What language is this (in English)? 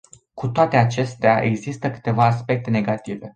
Romanian